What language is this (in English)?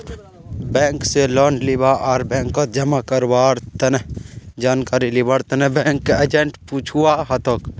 Magahi